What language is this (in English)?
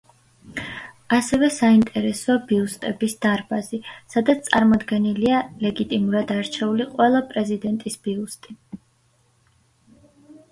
Georgian